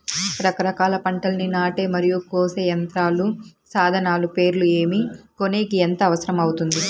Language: Telugu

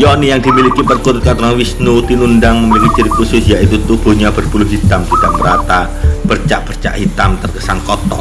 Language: Indonesian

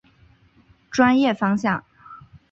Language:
Chinese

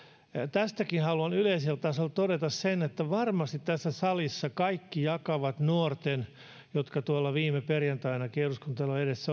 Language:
Finnish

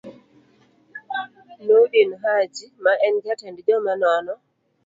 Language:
Luo (Kenya and Tanzania)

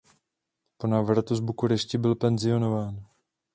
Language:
Czech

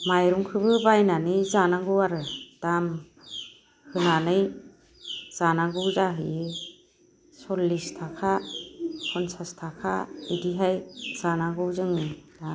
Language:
Bodo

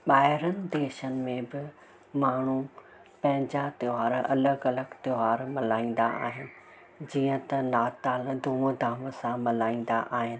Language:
Sindhi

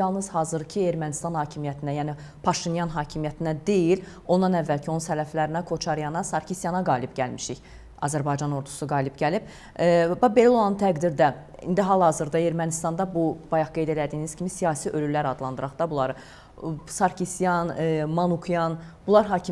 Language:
Turkish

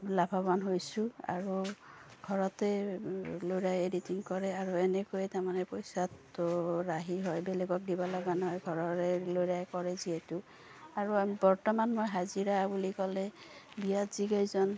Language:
Assamese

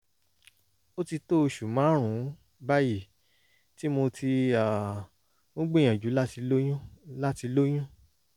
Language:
Yoruba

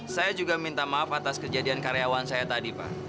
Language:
Indonesian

